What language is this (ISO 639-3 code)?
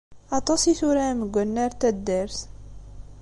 kab